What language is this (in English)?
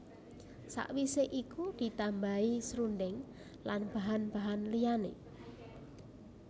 Javanese